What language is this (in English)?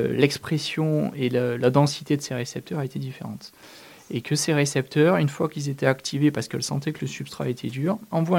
French